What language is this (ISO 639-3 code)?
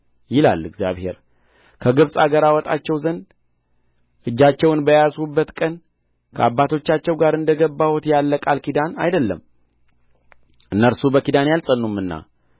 amh